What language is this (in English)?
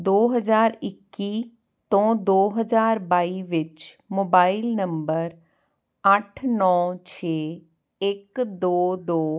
Punjabi